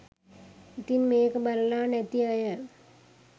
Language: Sinhala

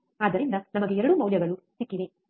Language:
Kannada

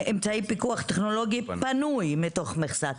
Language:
Hebrew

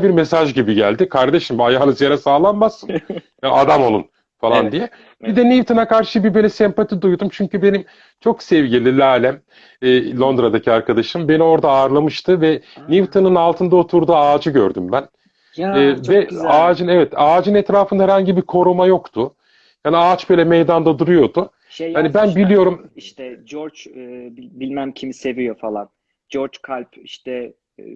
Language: Turkish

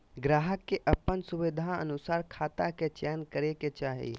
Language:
Magahi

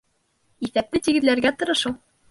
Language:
Bashkir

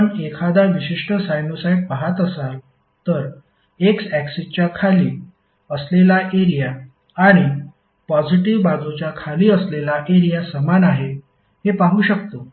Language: Marathi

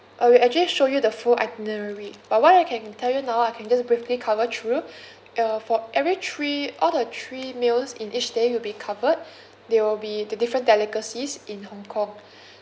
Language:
English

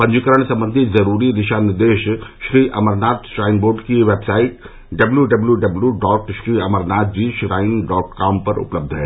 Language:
Hindi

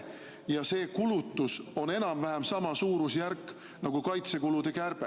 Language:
Estonian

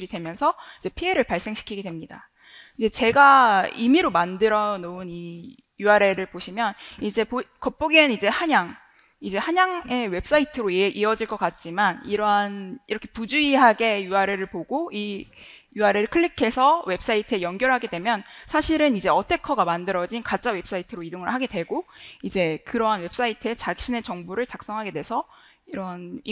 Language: Korean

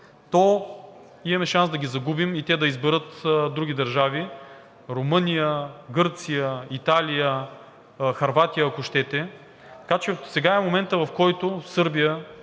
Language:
Bulgarian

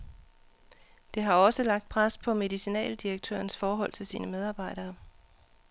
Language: Danish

